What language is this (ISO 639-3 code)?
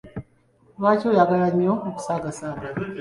lug